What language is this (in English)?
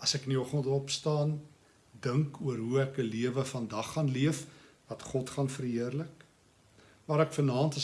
Dutch